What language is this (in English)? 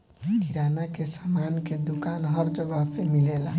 Bhojpuri